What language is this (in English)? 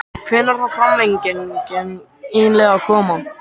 Icelandic